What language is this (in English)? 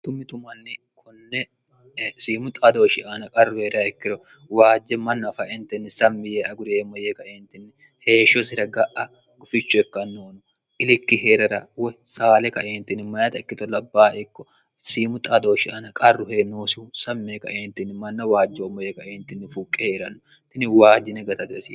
Sidamo